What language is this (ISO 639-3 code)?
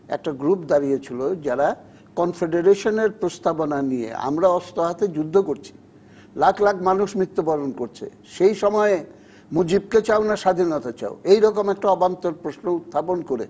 ben